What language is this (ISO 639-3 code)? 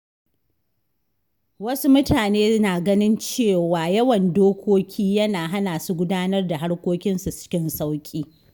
hau